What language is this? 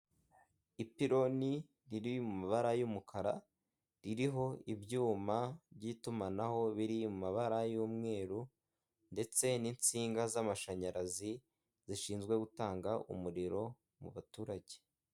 Kinyarwanda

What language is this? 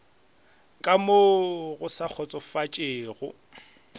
Northern Sotho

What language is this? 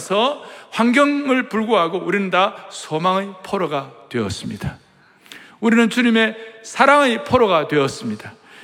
Korean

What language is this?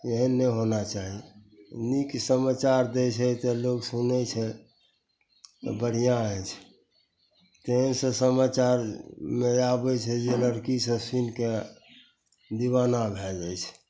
Maithili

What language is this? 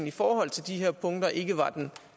Danish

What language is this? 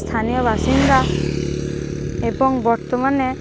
Bangla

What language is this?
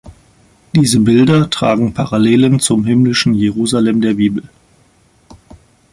German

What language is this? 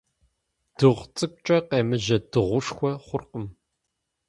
Kabardian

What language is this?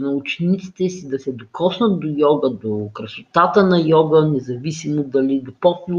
Bulgarian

